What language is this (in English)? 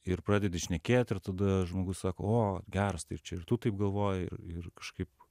Lithuanian